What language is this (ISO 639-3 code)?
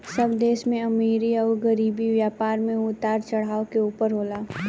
bho